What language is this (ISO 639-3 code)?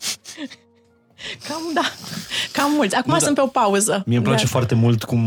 ron